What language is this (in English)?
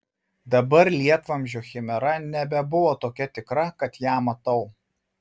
Lithuanian